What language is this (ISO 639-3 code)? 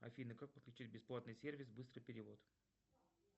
rus